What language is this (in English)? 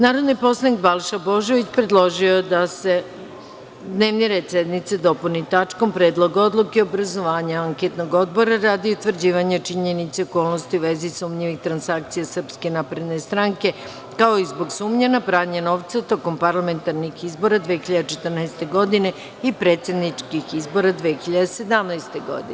Serbian